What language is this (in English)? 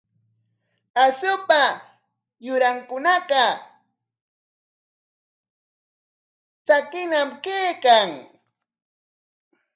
Corongo Ancash Quechua